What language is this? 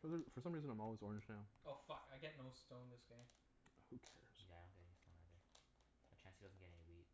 English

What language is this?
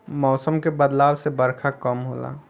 Bhojpuri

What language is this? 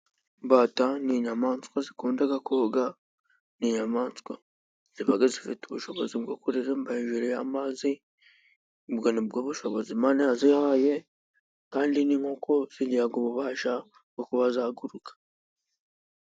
Kinyarwanda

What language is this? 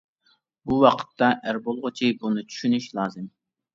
Uyghur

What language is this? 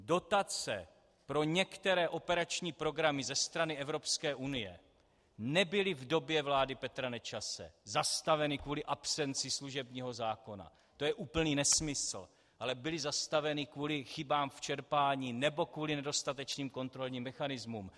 Czech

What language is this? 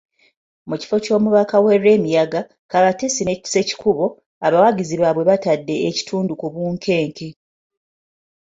Ganda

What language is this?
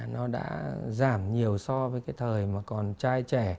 Vietnamese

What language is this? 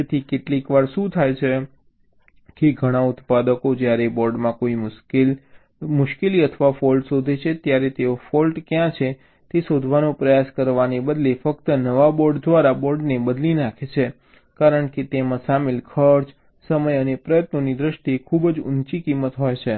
Gujarati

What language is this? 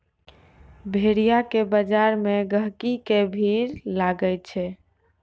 Maithili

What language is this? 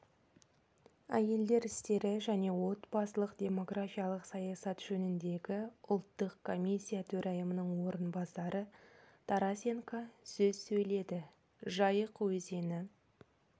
Kazakh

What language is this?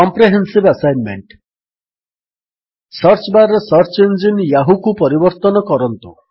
Odia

